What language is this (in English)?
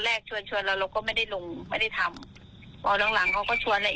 Thai